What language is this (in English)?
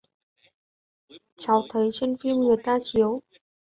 Vietnamese